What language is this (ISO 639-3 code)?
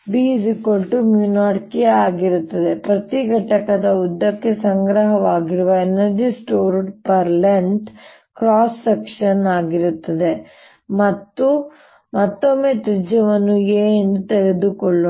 kan